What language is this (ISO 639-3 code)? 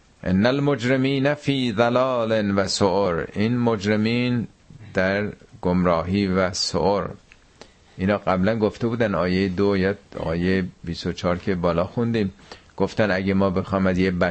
fas